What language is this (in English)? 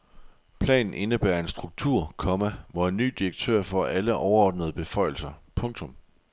Danish